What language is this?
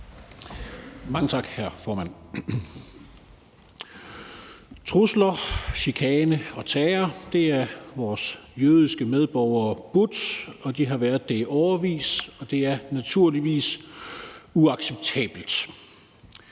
Danish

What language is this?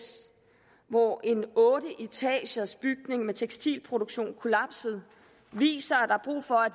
Danish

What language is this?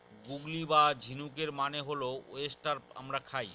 Bangla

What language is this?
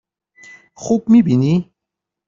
Persian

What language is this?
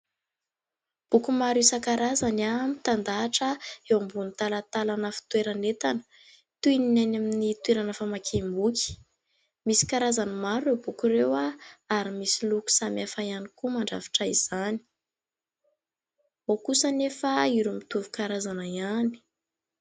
Malagasy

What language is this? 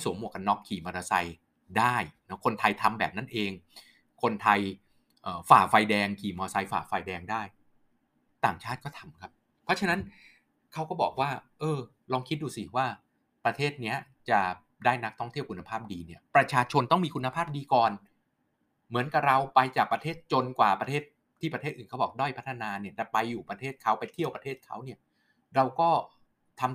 Thai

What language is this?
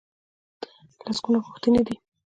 Pashto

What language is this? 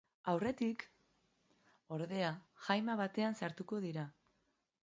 Basque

